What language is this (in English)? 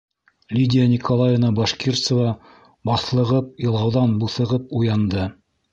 Bashkir